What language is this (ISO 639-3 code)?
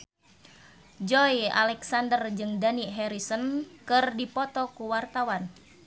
sun